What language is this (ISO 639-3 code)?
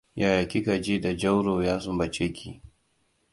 hau